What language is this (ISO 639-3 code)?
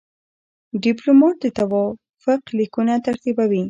pus